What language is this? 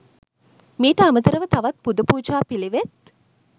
Sinhala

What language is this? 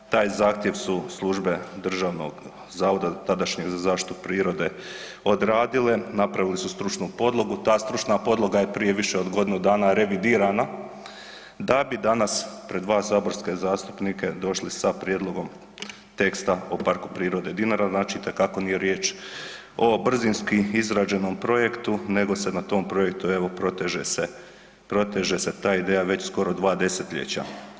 Croatian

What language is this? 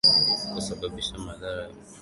Swahili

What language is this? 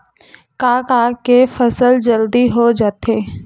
Chhattisgarhi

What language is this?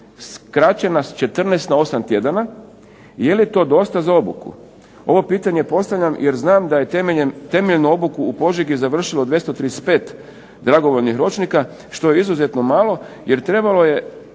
Croatian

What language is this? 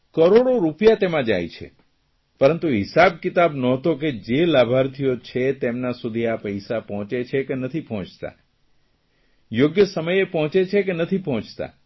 Gujarati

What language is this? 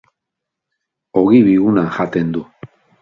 Basque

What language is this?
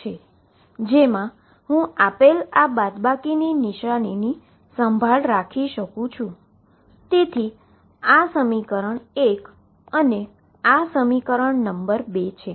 Gujarati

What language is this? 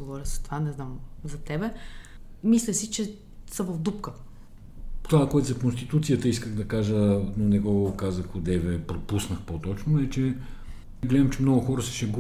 Bulgarian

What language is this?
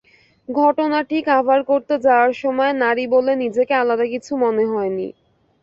Bangla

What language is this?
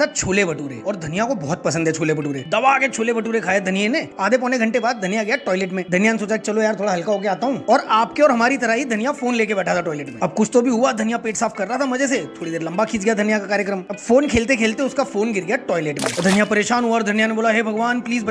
Hindi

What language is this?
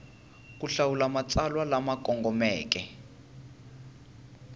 Tsonga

